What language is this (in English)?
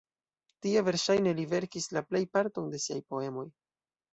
Esperanto